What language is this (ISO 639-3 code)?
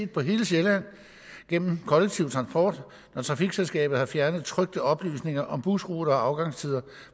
dan